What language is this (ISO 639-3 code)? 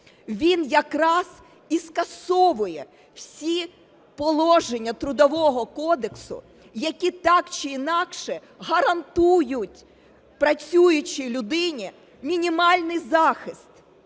ukr